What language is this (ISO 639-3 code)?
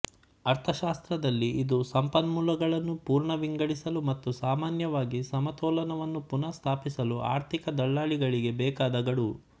kan